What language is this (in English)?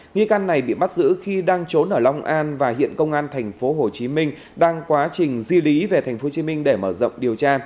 Vietnamese